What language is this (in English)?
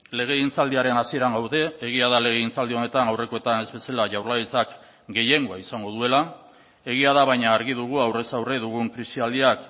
Basque